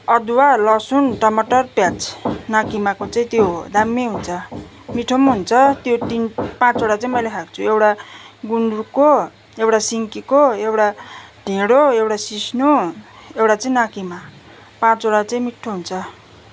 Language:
Nepali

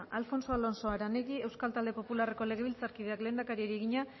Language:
Basque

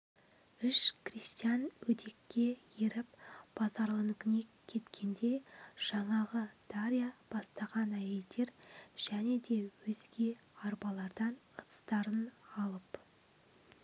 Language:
Kazakh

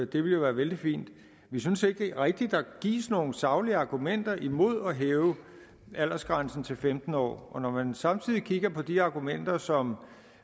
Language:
Danish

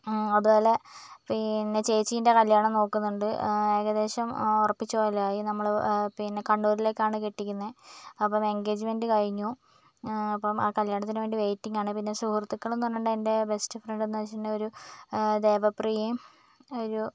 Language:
Malayalam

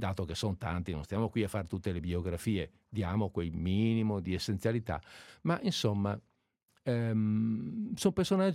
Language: Italian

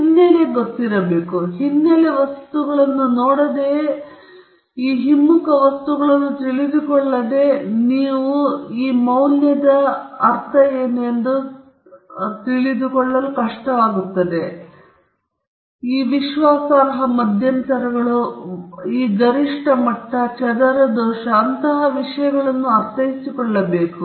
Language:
Kannada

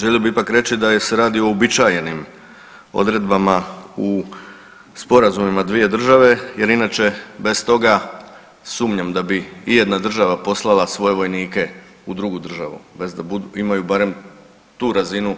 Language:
Croatian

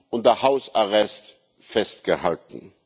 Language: German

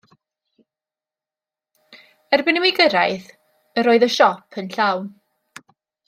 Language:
Welsh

